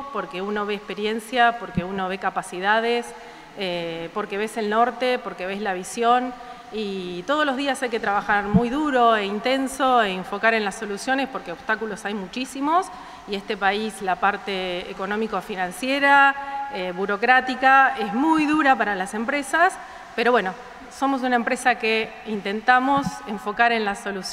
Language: Spanish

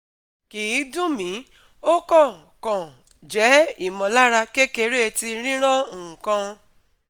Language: Yoruba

